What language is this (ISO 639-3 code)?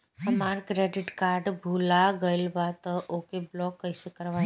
bho